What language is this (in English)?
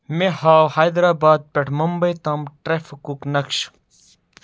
Kashmiri